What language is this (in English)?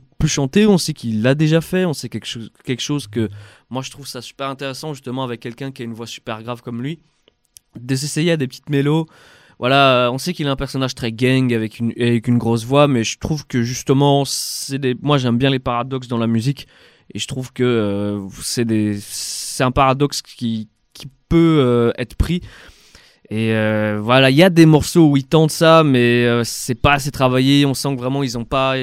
French